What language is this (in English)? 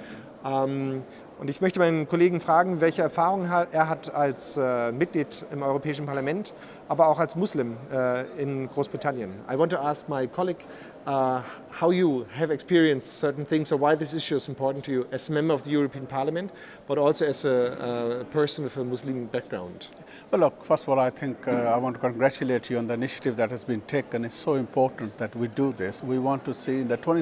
German